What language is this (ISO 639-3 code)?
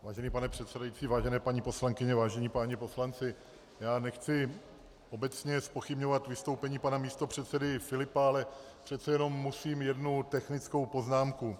ces